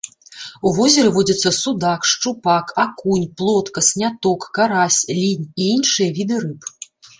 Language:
Belarusian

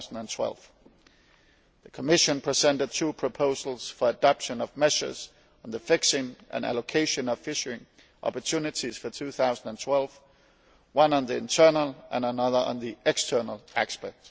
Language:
English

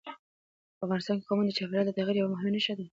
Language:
Pashto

